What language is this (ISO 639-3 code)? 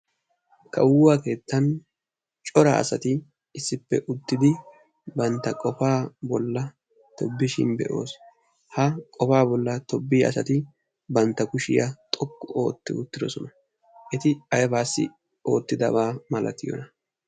wal